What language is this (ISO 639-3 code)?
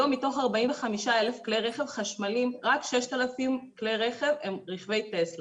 heb